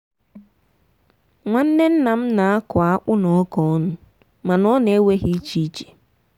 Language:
Igbo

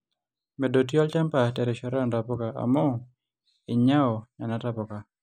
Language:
Masai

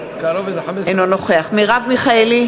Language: Hebrew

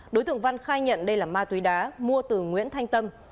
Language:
Vietnamese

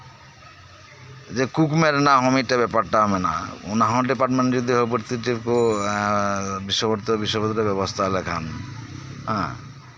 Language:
Santali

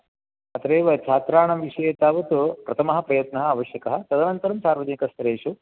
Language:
Sanskrit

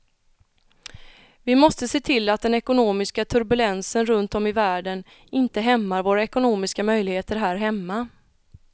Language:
Swedish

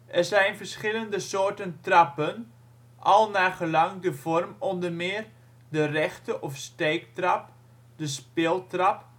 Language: Dutch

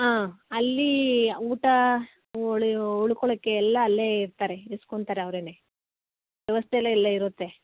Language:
Kannada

